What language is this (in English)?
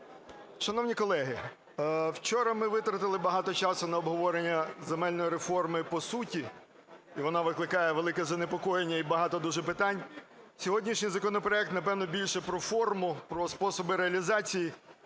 Ukrainian